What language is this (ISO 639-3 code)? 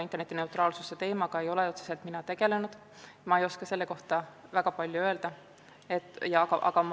est